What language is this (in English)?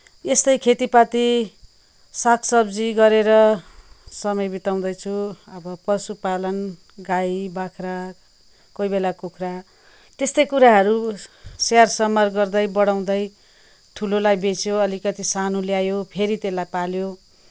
Nepali